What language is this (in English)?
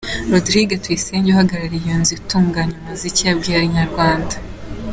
Kinyarwanda